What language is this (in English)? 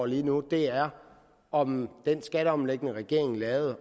Danish